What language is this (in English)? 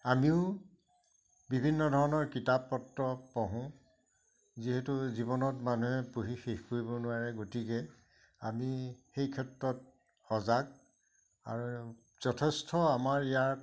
Assamese